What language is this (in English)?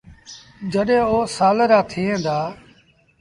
Sindhi Bhil